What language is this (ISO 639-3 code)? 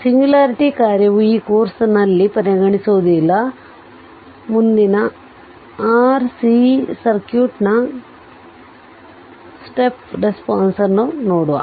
kan